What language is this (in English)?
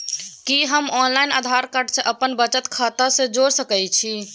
Maithili